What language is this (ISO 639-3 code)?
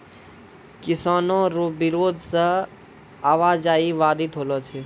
mai